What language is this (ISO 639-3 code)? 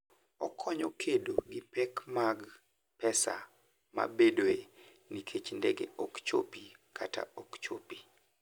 luo